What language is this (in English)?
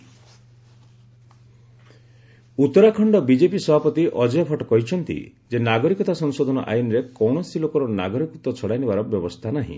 Odia